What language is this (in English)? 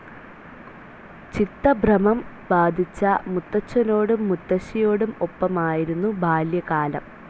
Malayalam